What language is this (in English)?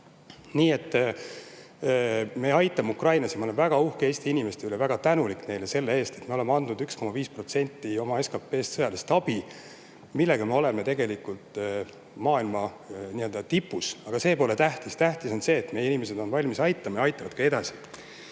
Estonian